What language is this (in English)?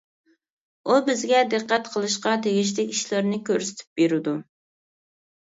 Uyghur